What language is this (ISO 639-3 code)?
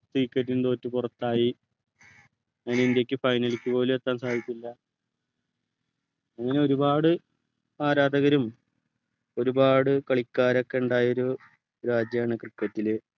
mal